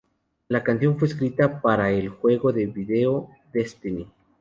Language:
Spanish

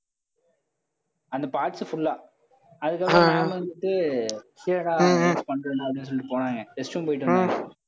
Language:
Tamil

